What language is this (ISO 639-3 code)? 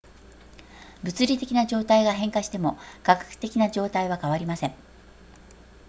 jpn